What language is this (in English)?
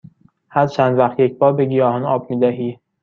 Persian